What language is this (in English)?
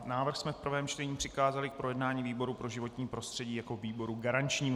Czech